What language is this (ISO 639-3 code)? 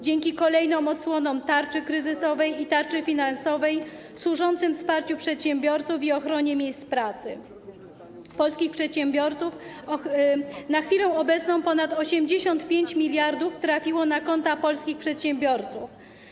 pol